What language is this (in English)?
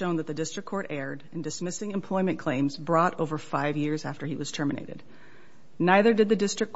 English